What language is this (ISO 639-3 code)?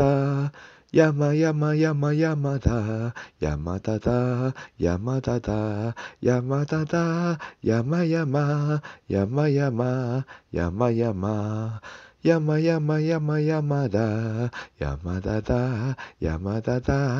jpn